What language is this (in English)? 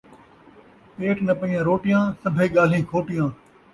Saraiki